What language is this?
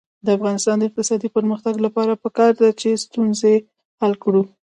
Pashto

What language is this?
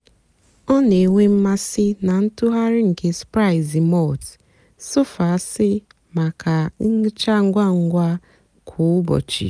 Igbo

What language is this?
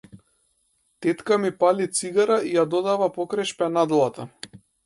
Macedonian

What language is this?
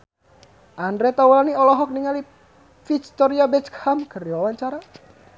Sundanese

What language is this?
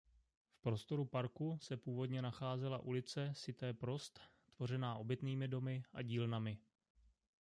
Czech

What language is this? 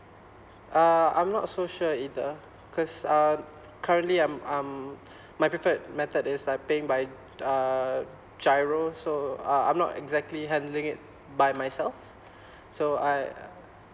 English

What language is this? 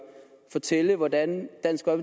Danish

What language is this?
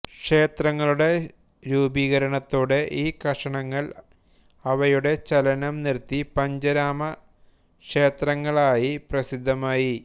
Malayalam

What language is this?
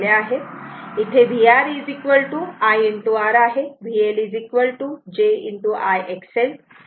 Marathi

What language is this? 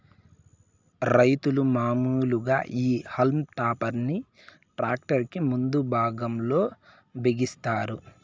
Telugu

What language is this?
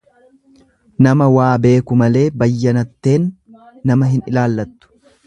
Oromo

